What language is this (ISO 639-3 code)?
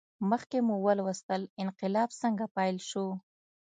pus